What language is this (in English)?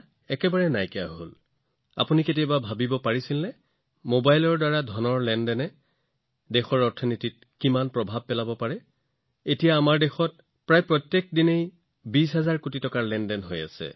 Assamese